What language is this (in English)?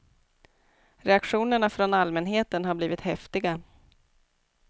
Swedish